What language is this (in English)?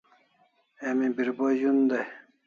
Kalasha